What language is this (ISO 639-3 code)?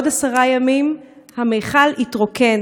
heb